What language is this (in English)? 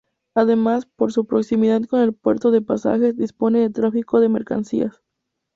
Spanish